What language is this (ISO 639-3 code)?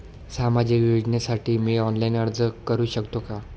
mar